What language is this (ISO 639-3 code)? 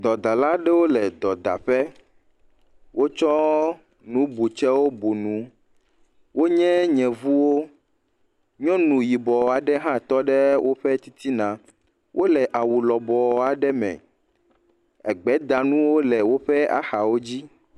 ewe